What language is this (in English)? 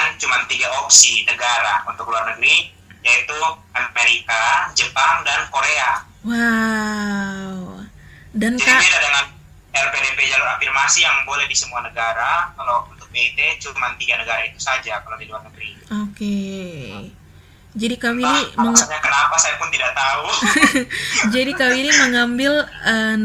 Indonesian